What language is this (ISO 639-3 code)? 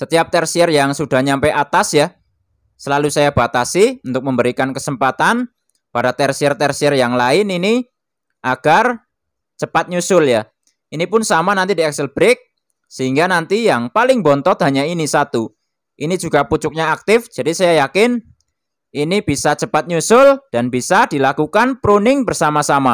ind